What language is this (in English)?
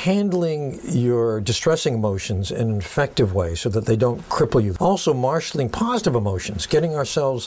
Slovak